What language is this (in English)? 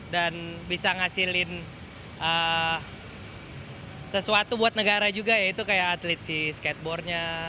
Indonesian